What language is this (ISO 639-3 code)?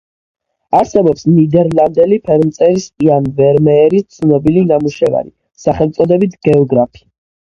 kat